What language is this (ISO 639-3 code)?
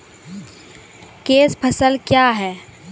mai